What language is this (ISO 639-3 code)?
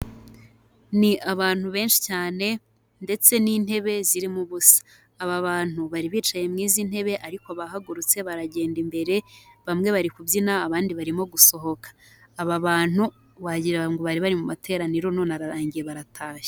kin